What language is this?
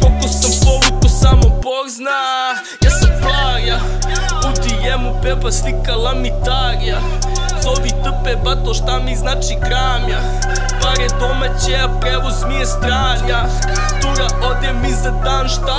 Romanian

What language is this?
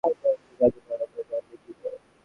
Bangla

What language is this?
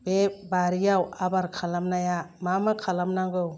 Bodo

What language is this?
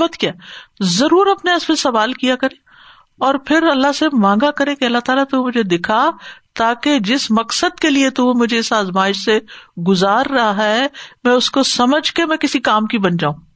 Urdu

